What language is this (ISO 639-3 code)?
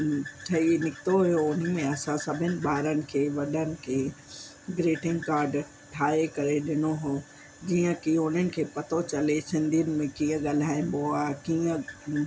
snd